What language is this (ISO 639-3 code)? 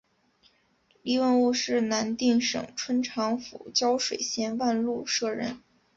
zho